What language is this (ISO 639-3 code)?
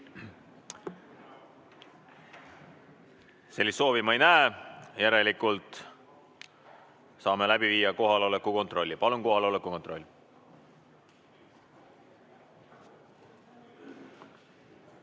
est